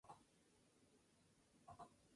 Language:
Spanish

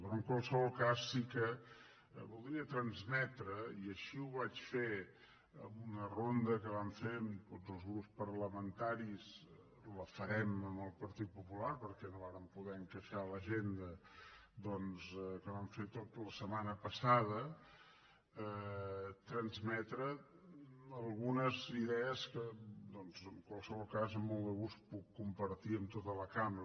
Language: Catalan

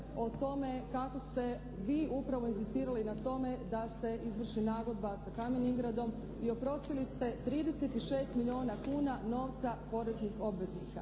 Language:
Croatian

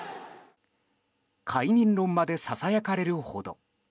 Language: Japanese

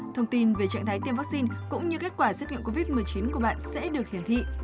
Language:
Vietnamese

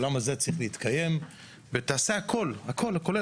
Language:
Hebrew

